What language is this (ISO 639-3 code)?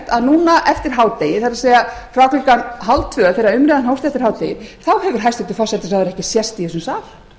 isl